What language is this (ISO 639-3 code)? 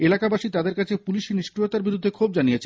ben